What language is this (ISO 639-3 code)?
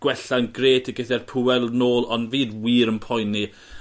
cym